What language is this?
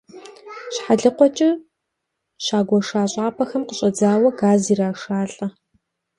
Kabardian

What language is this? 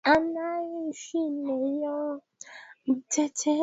Swahili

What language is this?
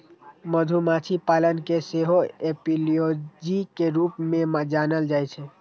Maithili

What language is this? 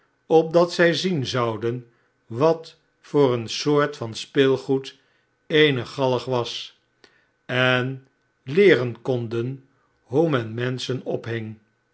Dutch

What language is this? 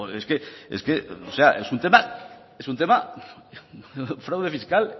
Spanish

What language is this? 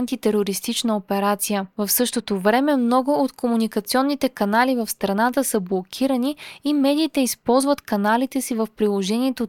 Bulgarian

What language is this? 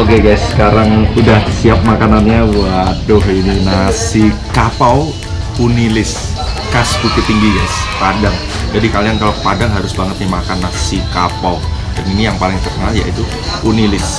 Indonesian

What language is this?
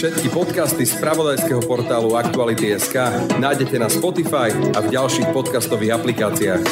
Slovak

